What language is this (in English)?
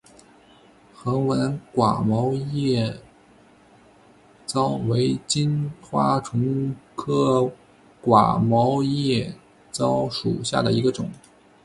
Chinese